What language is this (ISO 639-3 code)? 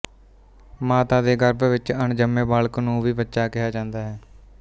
pan